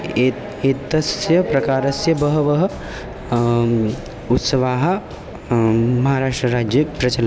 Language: Sanskrit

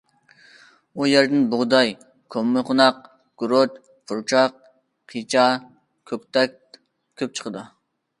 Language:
Uyghur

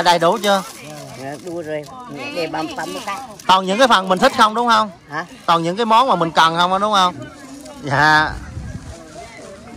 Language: Vietnamese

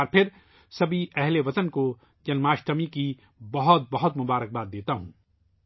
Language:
Urdu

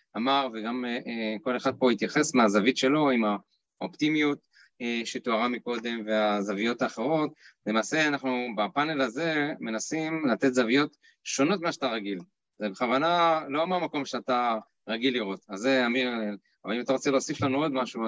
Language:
Hebrew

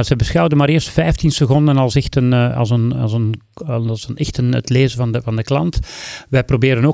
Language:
Dutch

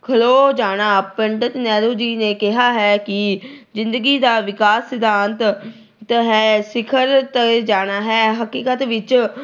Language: Punjabi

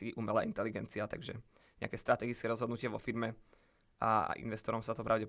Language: Slovak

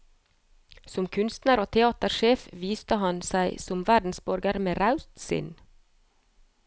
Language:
Norwegian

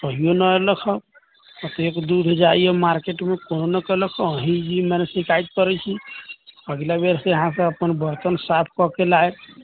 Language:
Maithili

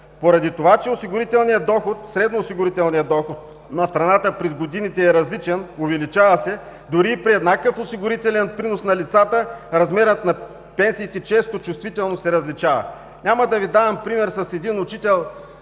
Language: Bulgarian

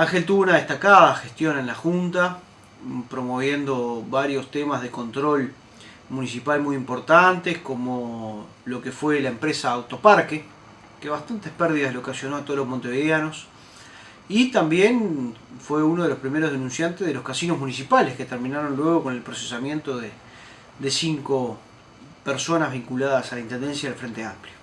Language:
Spanish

